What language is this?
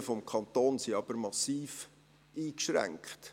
Swiss German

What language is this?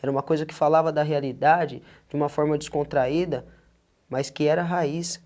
Portuguese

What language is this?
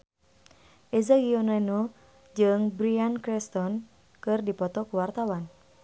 Sundanese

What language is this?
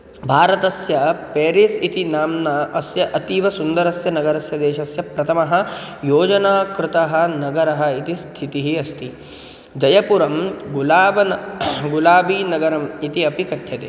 Sanskrit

